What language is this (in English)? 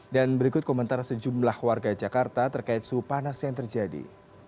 Indonesian